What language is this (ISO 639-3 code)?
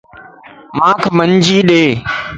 lss